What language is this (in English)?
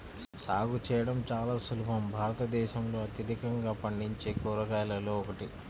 Telugu